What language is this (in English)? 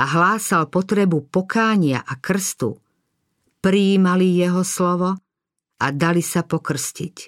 Slovak